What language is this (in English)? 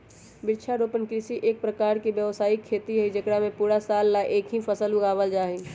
Magahi